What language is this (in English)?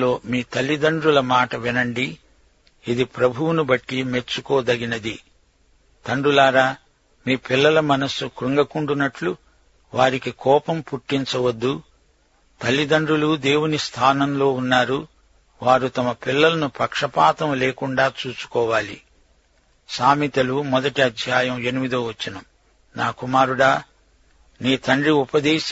Telugu